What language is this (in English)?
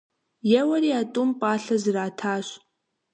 Kabardian